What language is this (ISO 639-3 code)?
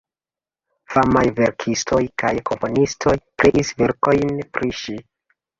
epo